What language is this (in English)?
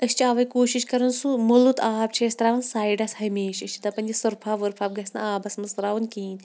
Kashmiri